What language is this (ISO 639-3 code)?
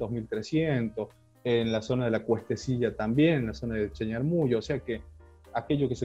spa